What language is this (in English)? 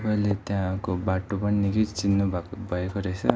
Nepali